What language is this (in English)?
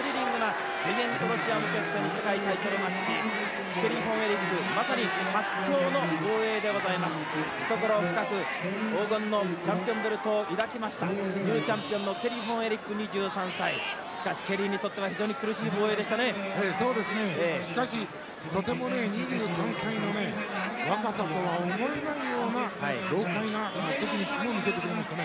Japanese